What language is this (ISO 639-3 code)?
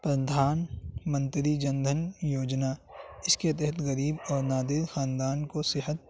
urd